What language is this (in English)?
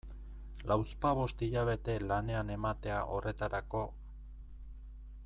Basque